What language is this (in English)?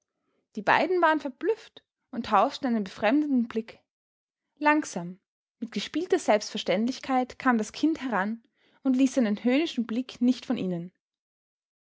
German